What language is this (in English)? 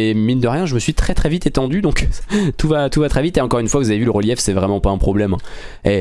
French